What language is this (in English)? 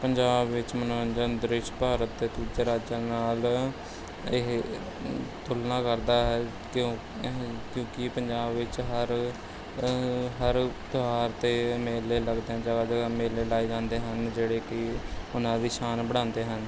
Punjabi